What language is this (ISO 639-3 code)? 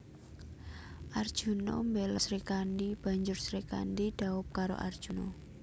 jav